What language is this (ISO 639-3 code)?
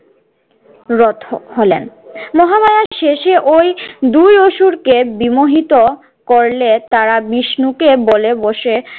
ben